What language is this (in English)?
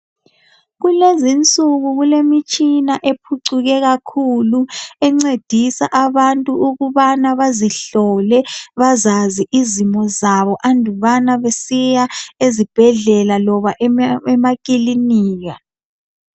North Ndebele